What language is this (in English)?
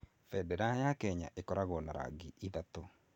Kikuyu